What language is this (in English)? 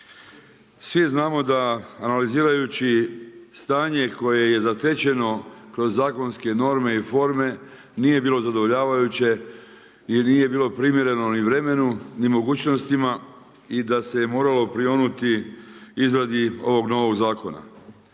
Croatian